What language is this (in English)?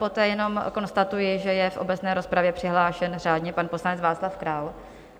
Czech